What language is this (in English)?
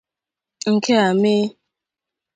Igbo